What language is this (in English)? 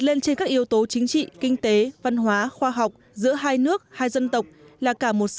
Vietnamese